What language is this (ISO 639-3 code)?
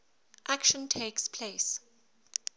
eng